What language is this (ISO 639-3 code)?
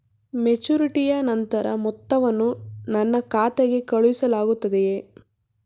kan